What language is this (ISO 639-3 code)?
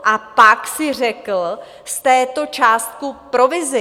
ces